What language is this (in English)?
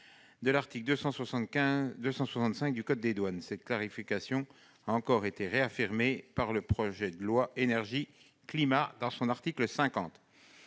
French